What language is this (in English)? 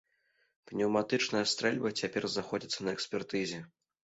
Belarusian